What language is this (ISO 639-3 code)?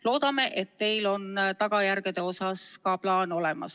est